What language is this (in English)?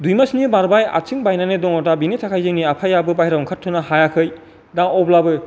Bodo